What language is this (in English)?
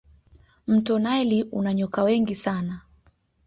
Swahili